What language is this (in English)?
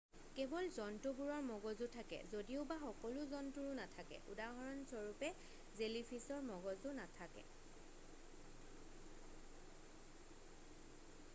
Assamese